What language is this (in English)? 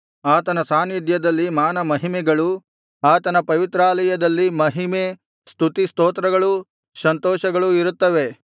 Kannada